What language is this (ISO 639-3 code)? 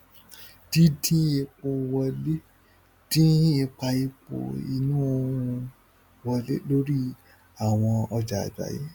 yor